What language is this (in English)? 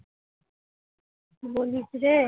Bangla